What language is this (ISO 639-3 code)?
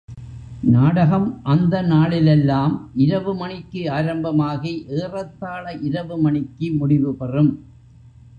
tam